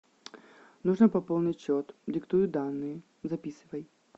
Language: Russian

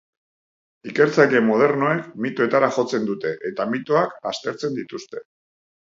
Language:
Basque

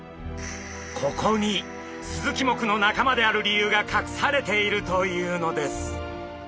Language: Japanese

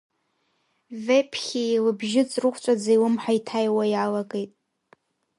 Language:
Abkhazian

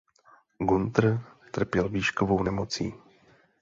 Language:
Czech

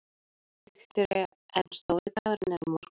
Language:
Icelandic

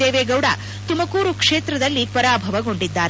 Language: Kannada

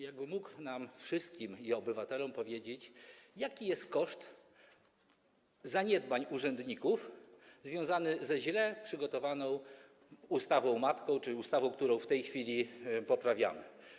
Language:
Polish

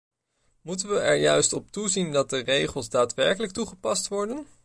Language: Dutch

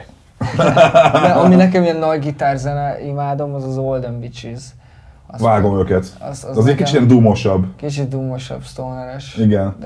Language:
Hungarian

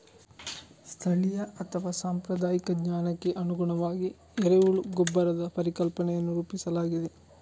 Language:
Kannada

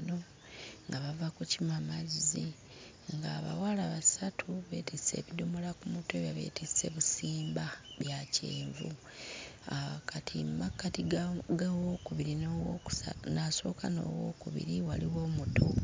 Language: Ganda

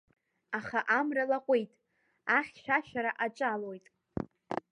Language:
Abkhazian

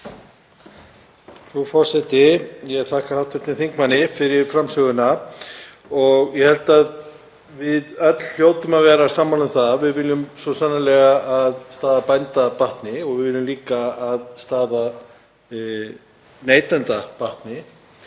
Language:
Icelandic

